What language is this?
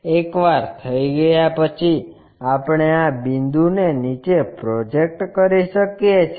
Gujarati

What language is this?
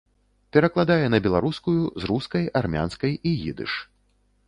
Belarusian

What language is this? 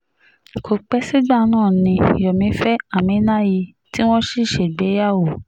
Yoruba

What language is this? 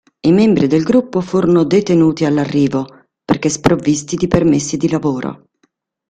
Italian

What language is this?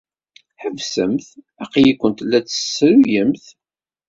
Kabyle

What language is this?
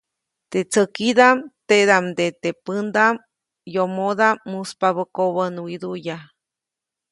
Copainalá Zoque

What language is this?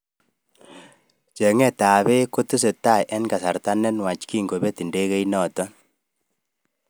Kalenjin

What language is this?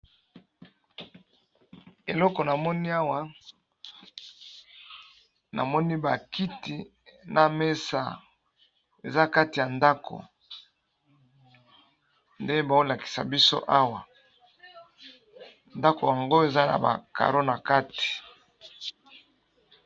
Lingala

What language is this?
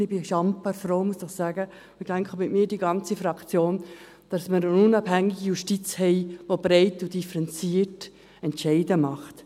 Swiss German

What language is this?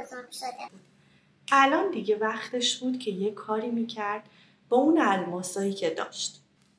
Persian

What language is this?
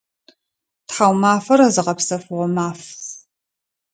Adyghe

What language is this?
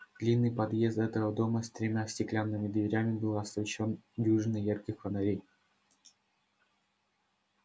Russian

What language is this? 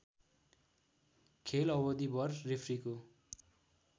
Nepali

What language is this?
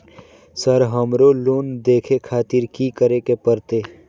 Maithili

